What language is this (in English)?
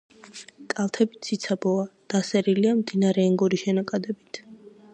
Georgian